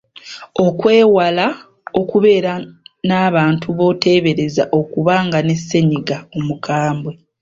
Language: Ganda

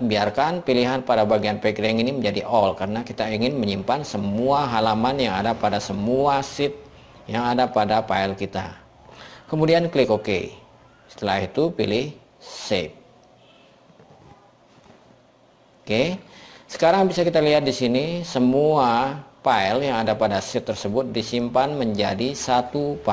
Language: Indonesian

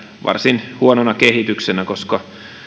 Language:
Finnish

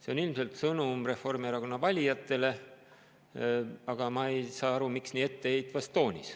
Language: Estonian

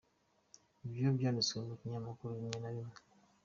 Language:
Kinyarwanda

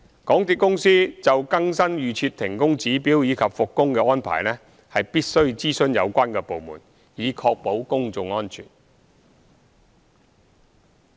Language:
Cantonese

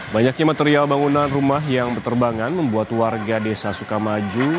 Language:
Indonesian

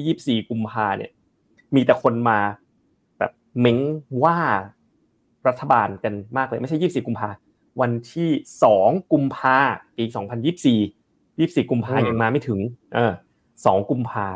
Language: Thai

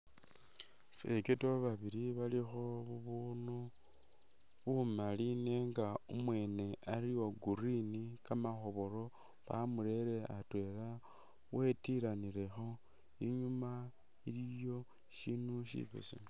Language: Masaaba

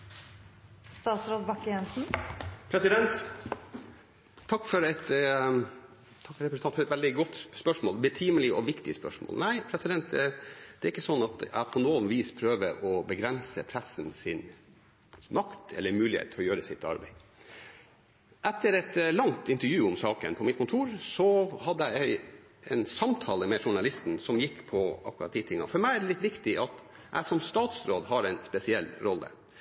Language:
Norwegian Bokmål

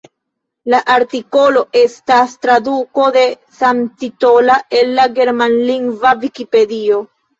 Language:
Esperanto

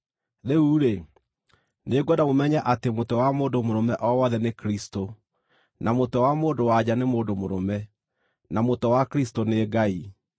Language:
Kikuyu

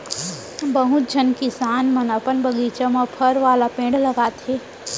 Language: Chhattisgarhi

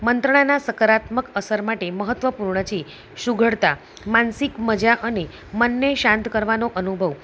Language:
Gujarati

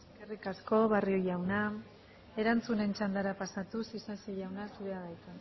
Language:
Basque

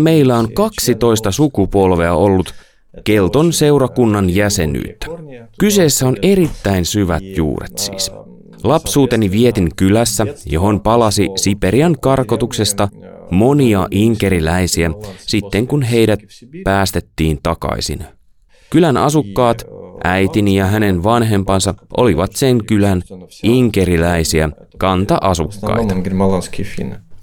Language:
Finnish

